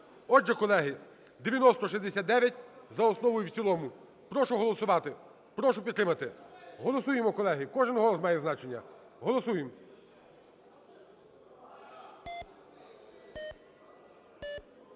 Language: Ukrainian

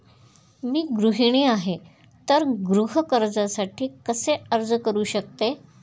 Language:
Marathi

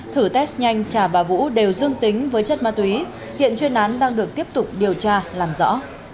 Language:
Vietnamese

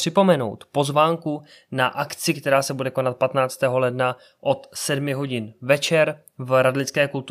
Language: Czech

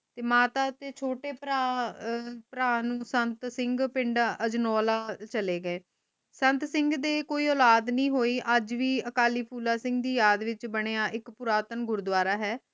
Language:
Punjabi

